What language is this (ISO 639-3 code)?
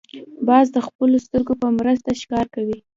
pus